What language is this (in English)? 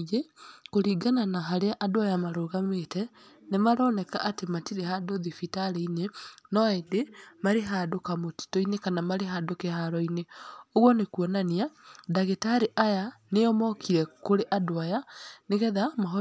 Kikuyu